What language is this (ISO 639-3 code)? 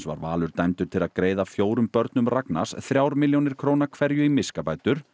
isl